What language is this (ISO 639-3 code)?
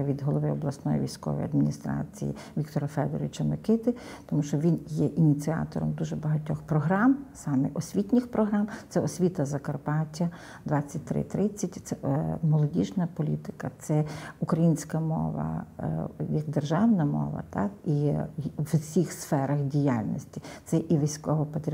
ukr